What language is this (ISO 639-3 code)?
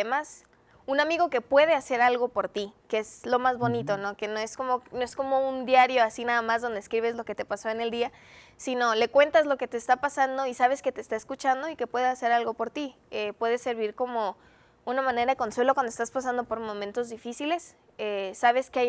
spa